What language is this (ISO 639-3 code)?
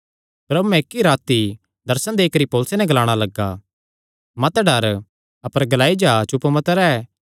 xnr